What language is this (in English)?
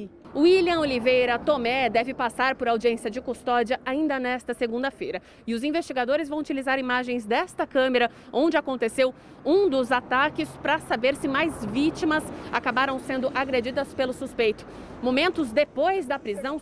Portuguese